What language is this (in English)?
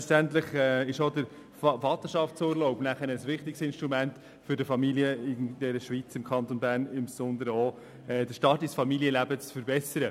Swiss German